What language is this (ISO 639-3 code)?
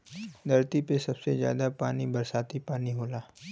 bho